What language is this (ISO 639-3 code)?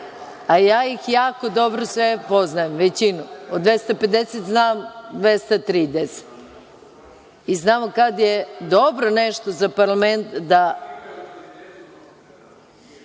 srp